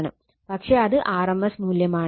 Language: Malayalam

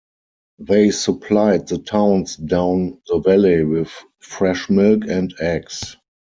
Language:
English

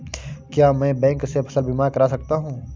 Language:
Hindi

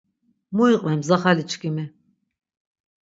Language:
Laz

